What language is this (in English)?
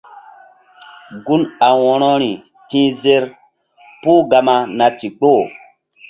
Mbum